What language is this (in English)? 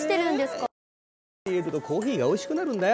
Japanese